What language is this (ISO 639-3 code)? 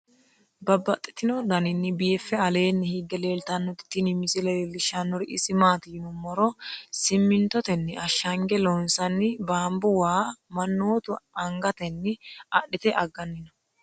sid